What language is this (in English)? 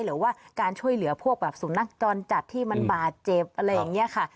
Thai